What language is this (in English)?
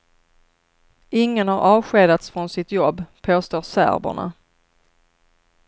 Swedish